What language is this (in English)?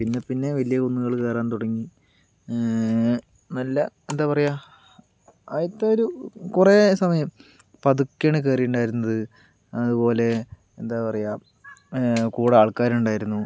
Malayalam